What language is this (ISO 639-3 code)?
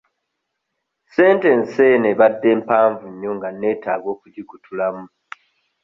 lug